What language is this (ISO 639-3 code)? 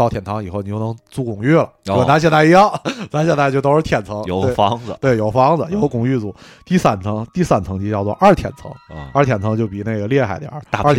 zho